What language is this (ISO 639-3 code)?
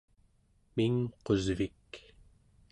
esu